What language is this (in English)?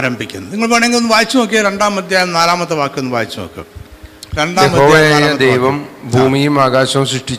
Malayalam